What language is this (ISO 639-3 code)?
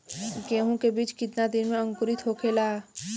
bho